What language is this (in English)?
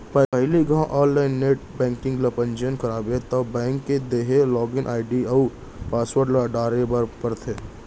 Chhattisgarhi